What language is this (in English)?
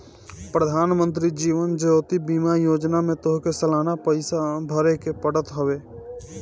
Bhojpuri